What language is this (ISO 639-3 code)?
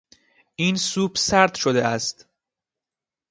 fas